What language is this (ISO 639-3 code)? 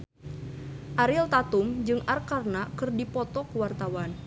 sun